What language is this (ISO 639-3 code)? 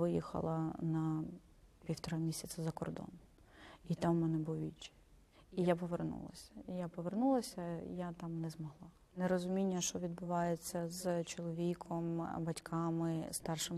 ukr